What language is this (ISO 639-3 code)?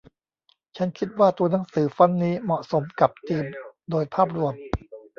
tha